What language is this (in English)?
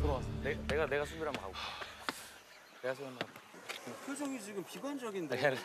Korean